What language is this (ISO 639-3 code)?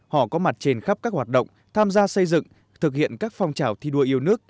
vie